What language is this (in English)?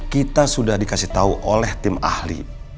Indonesian